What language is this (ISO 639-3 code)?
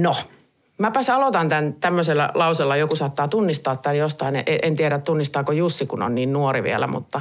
fin